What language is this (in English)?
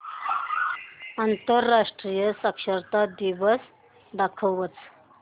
Marathi